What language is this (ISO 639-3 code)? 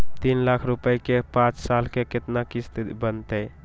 mag